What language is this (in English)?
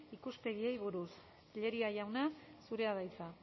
Basque